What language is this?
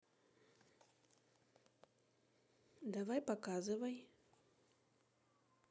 Russian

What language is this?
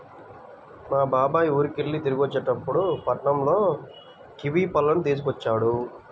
Telugu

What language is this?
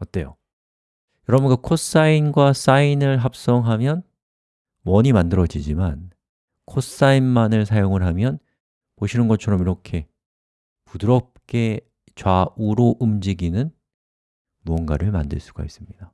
Korean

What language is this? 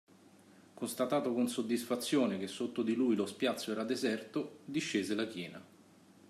Italian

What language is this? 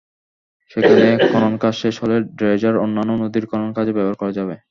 Bangla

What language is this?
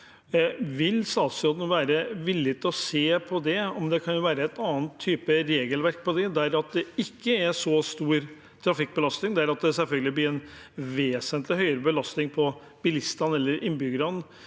Norwegian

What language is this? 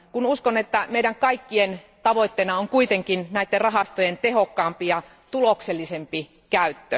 Finnish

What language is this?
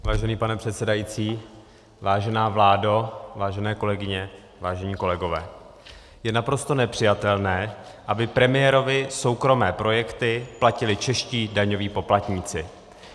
Czech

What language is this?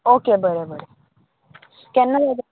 Konkani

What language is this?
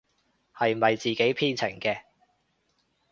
Cantonese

